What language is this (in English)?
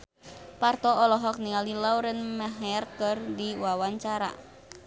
Sundanese